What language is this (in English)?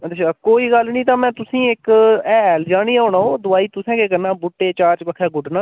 Dogri